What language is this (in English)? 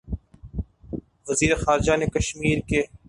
Urdu